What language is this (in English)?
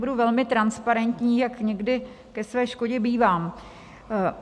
Czech